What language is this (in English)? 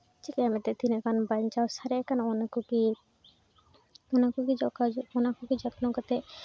Santali